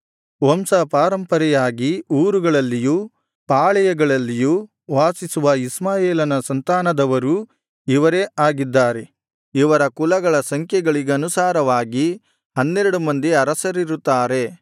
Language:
Kannada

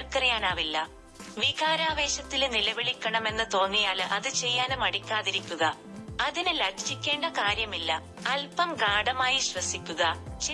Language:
Malayalam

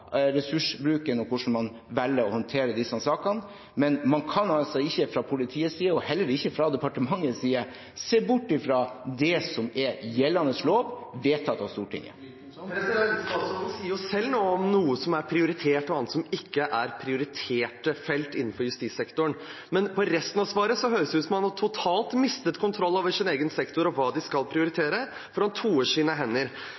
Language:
Norwegian Bokmål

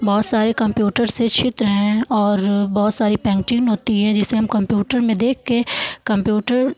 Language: Hindi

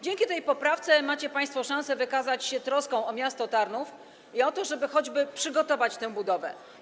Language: Polish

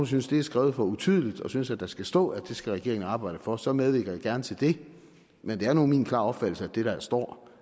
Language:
Danish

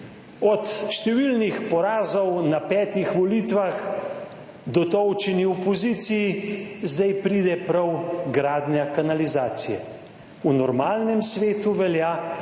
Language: Slovenian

